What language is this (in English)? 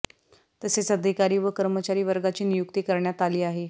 Marathi